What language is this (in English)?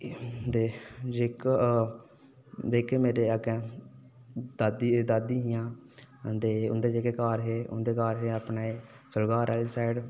Dogri